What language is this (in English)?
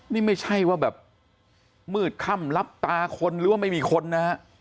Thai